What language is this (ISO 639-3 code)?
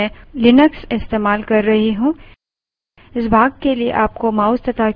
hin